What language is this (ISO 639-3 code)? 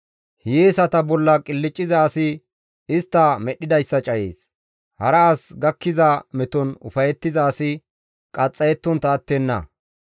gmv